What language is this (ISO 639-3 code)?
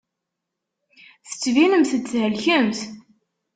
kab